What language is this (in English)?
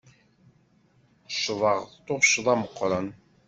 Kabyle